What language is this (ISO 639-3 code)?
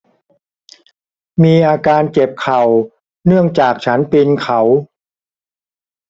tha